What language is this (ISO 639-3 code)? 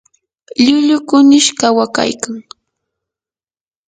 qur